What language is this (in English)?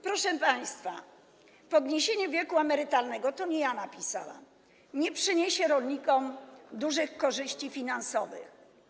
Polish